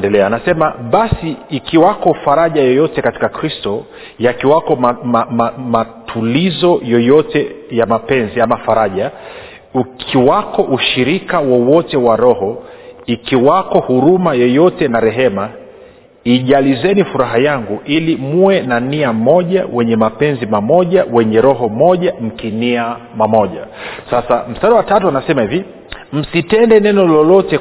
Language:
Swahili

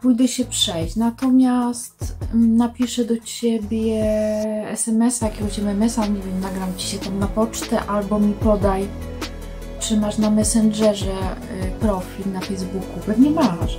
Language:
Polish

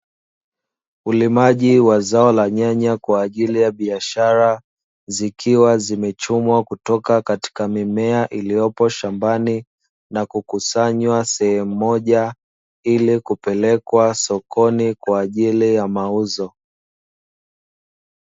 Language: Swahili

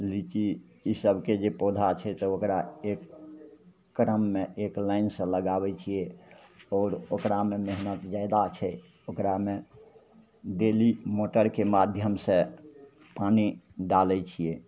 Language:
Maithili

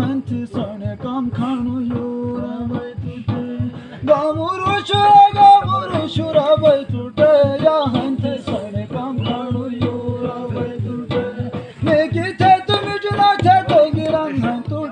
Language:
Turkish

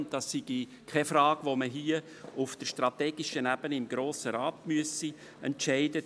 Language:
Swiss German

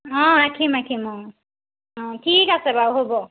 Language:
Assamese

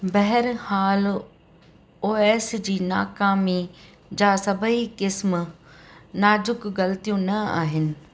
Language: Sindhi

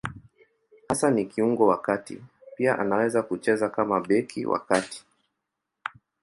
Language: Swahili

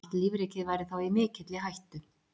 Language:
Icelandic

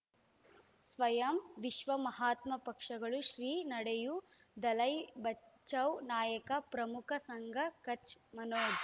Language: Kannada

